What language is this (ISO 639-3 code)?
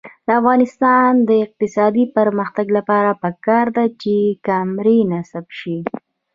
pus